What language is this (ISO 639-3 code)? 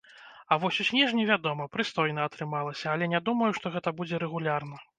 bel